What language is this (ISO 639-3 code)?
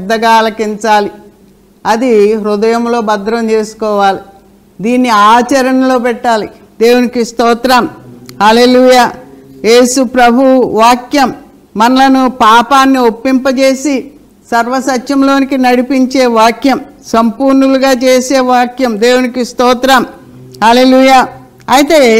tel